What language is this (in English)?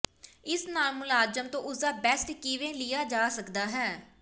Punjabi